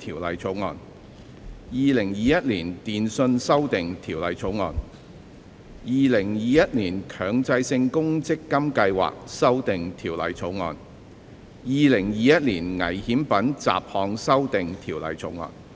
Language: Cantonese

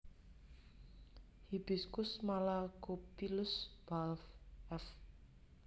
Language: Javanese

